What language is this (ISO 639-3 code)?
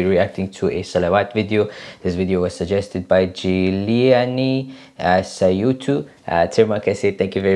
eng